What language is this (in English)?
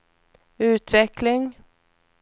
Swedish